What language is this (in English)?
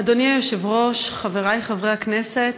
Hebrew